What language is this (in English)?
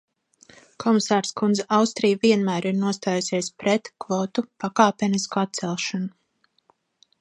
Latvian